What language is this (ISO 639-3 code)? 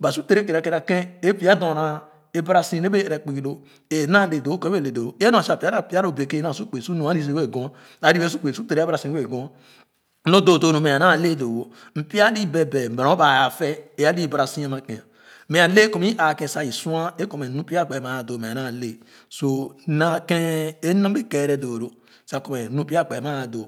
ogo